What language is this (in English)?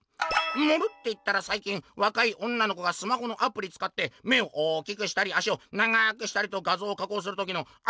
Japanese